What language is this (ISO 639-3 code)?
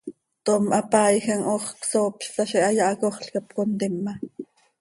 sei